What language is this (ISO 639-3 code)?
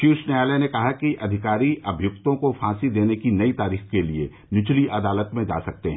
hin